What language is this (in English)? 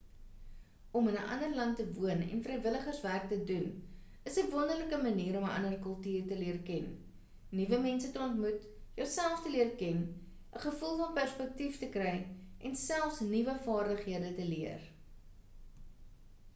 Afrikaans